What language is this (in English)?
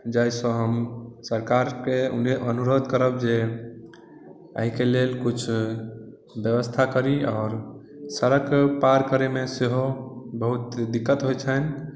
Maithili